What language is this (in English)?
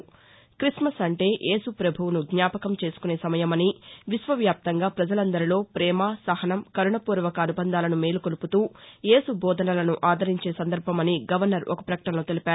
Telugu